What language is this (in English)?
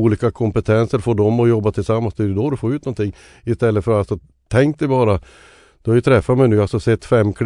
Swedish